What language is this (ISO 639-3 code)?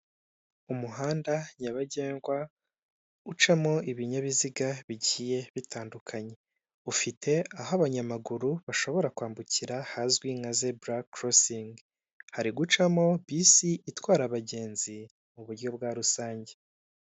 kin